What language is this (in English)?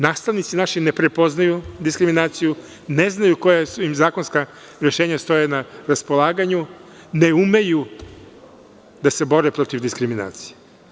Serbian